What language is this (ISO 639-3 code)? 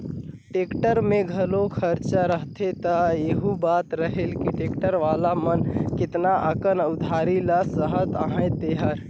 hne